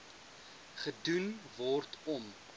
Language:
Afrikaans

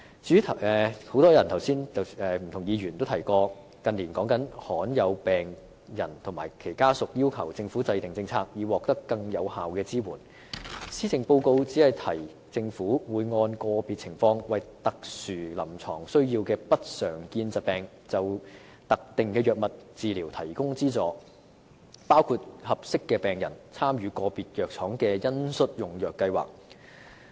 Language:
Cantonese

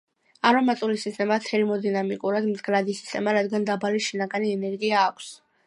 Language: Georgian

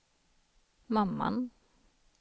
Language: Swedish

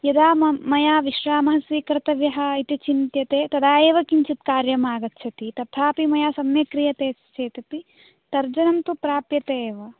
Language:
Sanskrit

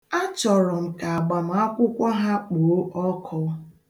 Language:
Igbo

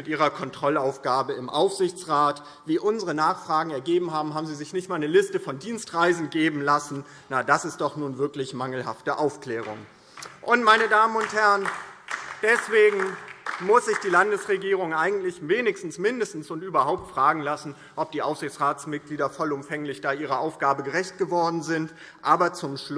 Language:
German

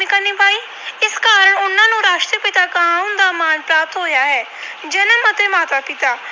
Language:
Punjabi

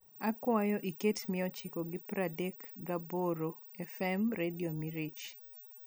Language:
Luo (Kenya and Tanzania)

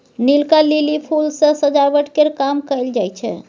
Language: Maithili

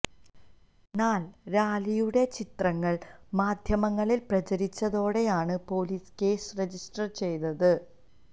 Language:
Malayalam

